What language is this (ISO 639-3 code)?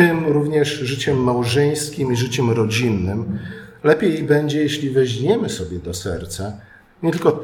pol